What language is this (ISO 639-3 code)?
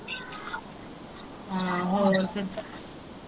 pan